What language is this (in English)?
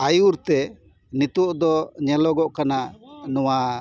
Santali